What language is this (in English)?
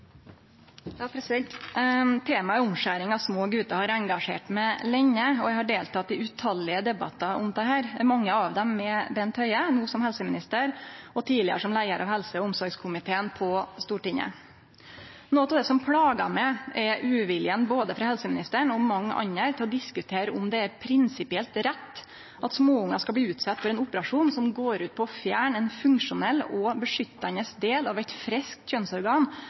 Norwegian